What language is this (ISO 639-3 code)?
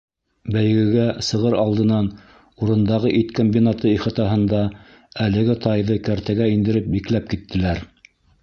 bak